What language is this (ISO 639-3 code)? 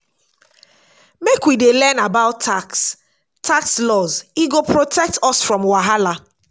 pcm